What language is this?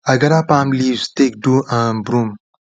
Nigerian Pidgin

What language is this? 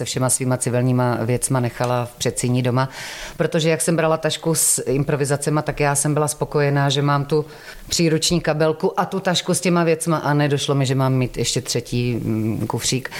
Czech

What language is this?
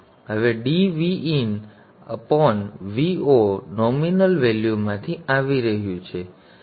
Gujarati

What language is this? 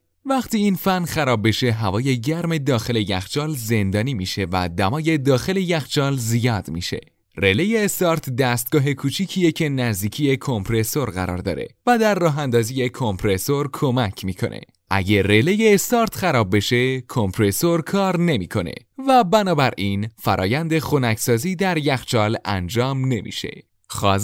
Persian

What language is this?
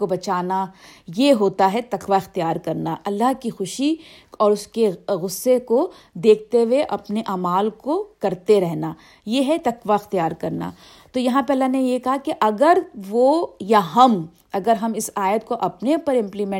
Urdu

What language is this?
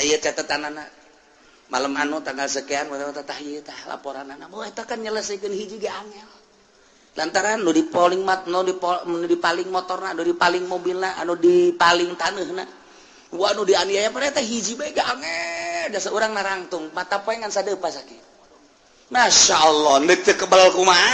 Indonesian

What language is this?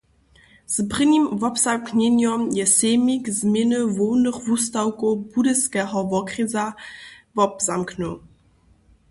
Upper Sorbian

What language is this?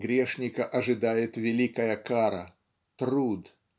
Russian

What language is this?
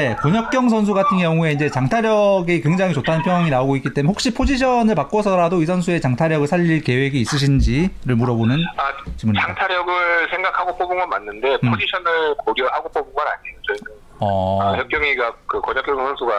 Korean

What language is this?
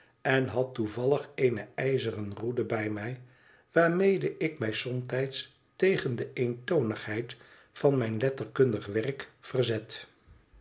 Dutch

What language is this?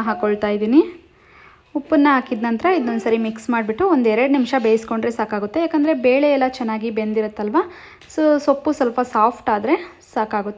Kannada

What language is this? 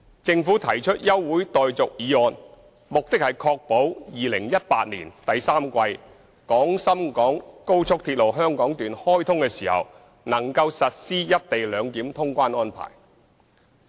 Cantonese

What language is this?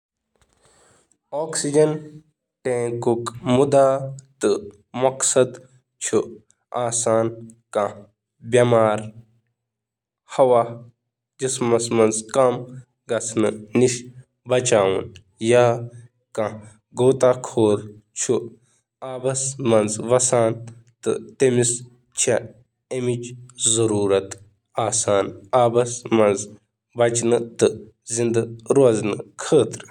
Kashmiri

